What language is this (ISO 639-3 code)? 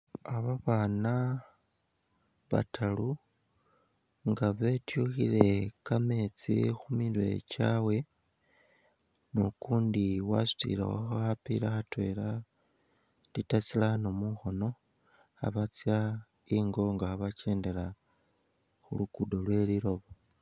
myx